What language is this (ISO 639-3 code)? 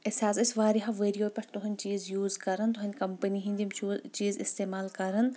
kas